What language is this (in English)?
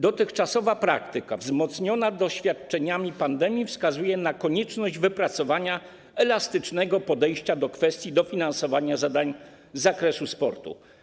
Polish